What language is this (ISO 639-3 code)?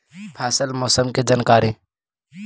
mag